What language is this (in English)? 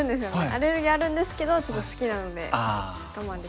Japanese